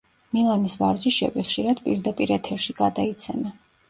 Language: Georgian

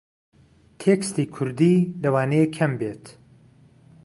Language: Central Kurdish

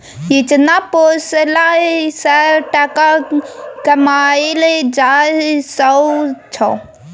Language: Maithili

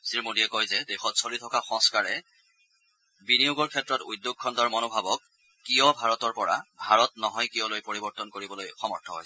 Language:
Assamese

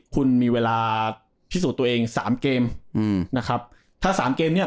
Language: Thai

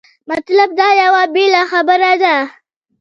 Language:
Pashto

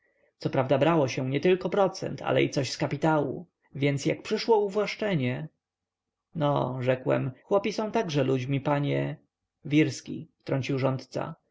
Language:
Polish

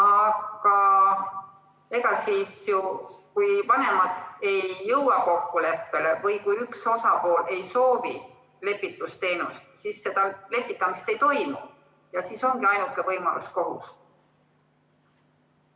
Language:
Estonian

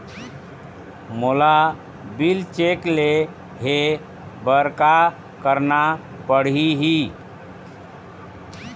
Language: Chhattisgarhi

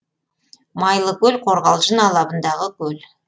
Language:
Kazakh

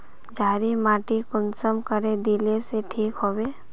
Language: Magahi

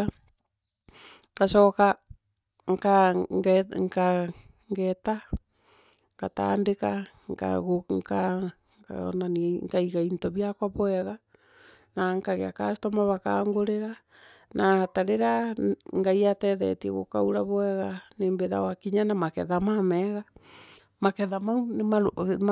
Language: Meru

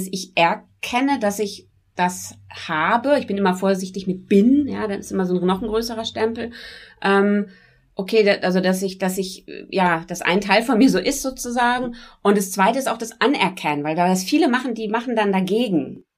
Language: German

